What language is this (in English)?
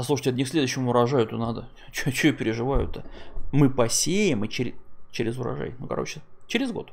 Russian